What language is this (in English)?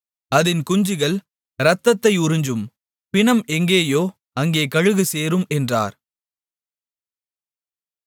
Tamil